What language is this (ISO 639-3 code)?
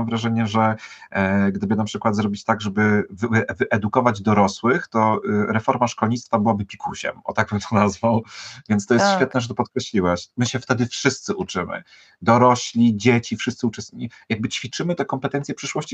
pol